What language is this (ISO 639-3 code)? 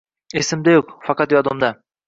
uzb